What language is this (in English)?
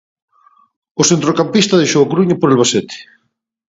Galician